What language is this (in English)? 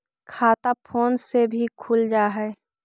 Magahi